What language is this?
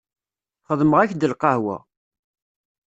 Kabyle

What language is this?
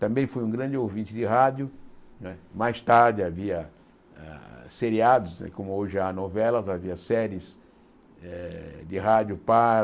Portuguese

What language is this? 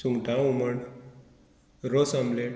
Konkani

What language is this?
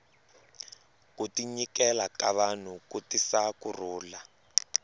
Tsonga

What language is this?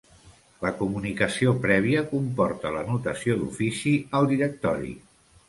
Catalan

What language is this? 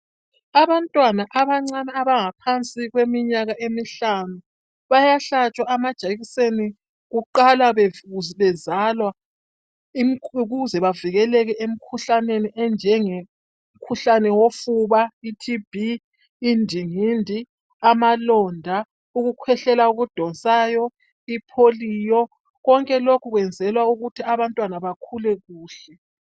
North Ndebele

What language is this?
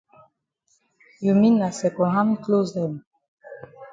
Cameroon Pidgin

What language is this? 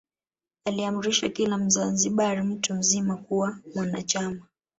Swahili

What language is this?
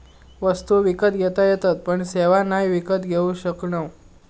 Marathi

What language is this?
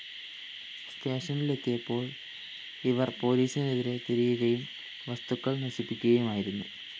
Malayalam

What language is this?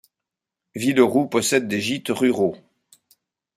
French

